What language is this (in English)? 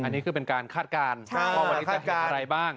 Thai